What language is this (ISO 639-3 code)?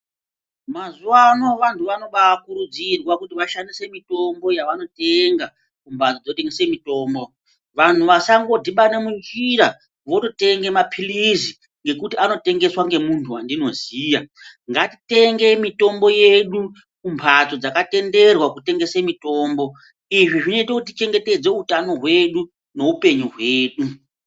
ndc